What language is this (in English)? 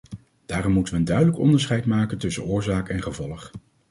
Dutch